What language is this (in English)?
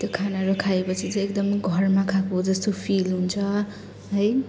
Nepali